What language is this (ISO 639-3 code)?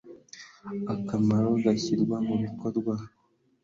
kin